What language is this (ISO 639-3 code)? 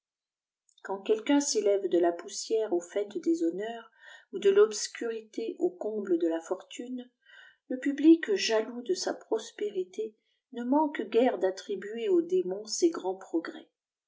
fra